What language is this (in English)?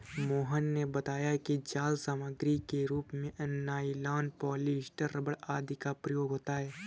Hindi